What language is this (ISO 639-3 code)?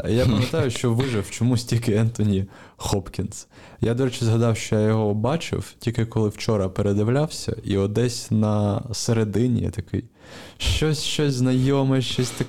ukr